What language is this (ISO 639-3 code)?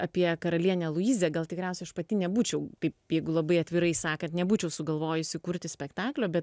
lit